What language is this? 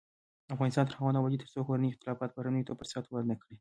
Pashto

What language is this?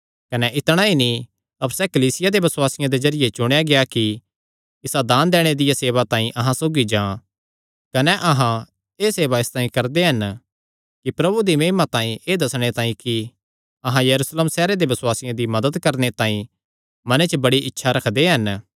Kangri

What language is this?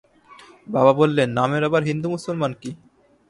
Bangla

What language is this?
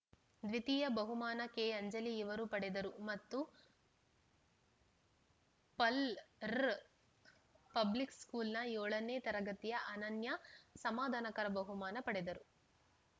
Kannada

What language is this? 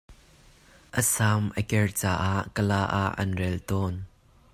Hakha Chin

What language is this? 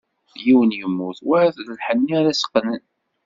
Kabyle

